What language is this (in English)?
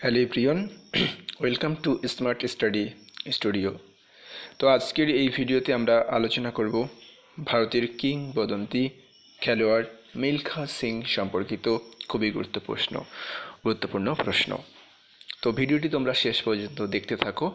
Hindi